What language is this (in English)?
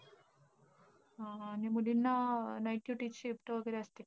Marathi